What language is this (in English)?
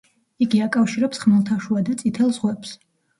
Georgian